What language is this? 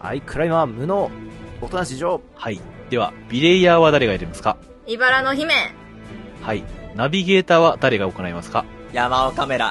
Japanese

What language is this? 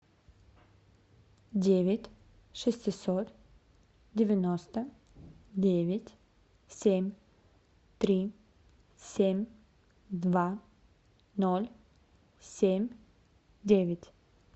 Russian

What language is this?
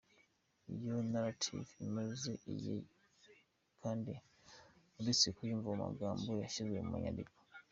Kinyarwanda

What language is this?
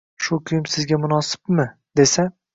Uzbek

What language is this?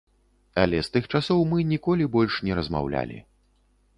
Belarusian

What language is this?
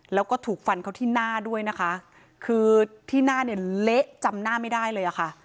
Thai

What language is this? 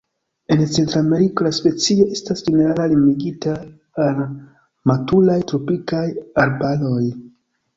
Esperanto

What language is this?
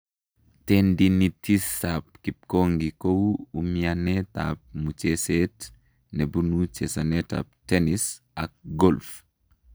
Kalenjin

